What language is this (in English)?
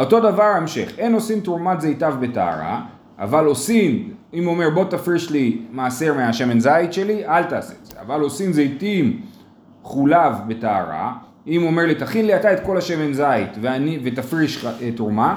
Hebrew